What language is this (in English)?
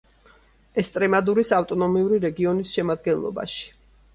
Georgian